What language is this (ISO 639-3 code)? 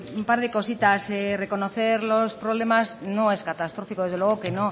spa